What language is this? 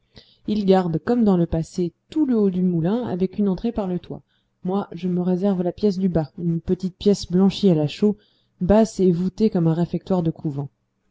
French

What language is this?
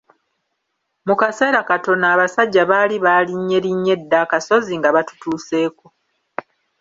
Ganda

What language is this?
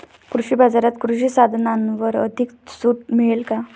Marathi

